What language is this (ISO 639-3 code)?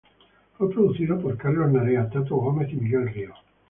spa